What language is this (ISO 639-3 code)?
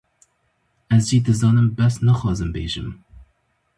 kur